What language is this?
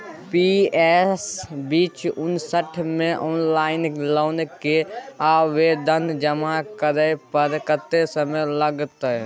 Maithili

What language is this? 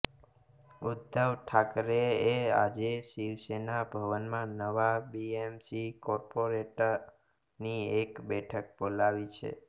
Gujarati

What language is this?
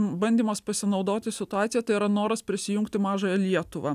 Lithuanian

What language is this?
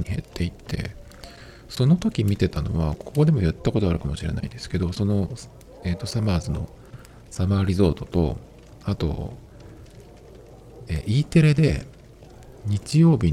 Japanese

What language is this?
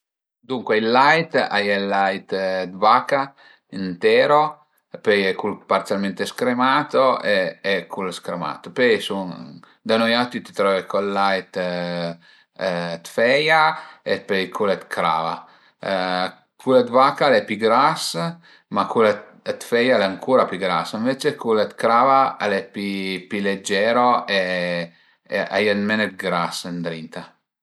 Piedmontese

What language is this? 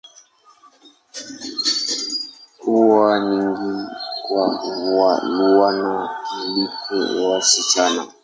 Swahili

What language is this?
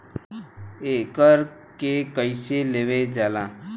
Bhojpuri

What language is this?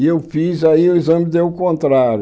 Portuguese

